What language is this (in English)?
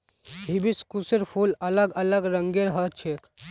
Magahi